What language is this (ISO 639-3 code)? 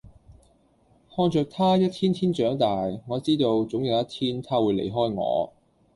yue